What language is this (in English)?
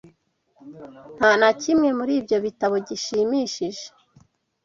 Kinyarwanda